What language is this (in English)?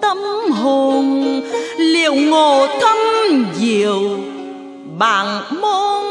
Vietnamese